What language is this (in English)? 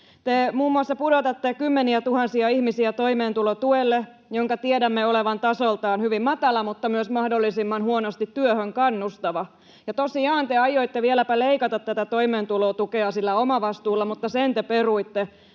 Finnish